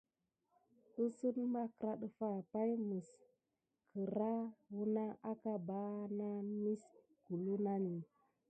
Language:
Gidar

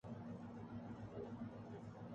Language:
Urdu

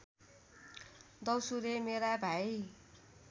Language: Nepali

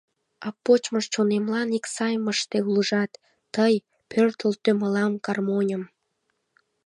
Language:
Mari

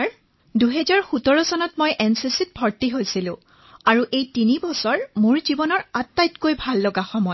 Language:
Assamese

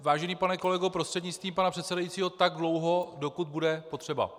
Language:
Czech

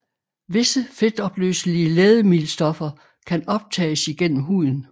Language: Danish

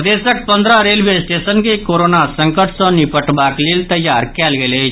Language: Maithili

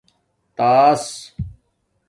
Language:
Domaaki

